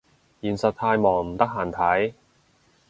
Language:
Cantonese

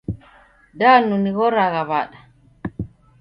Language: Taita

